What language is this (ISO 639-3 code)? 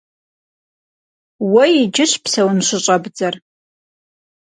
kbd